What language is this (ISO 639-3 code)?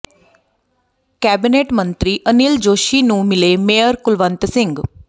pan